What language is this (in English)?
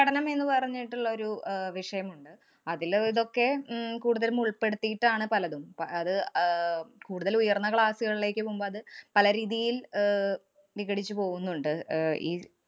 Malayalam